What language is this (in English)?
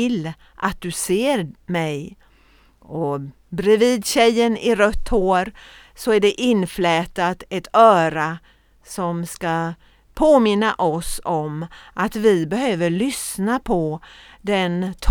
Swedish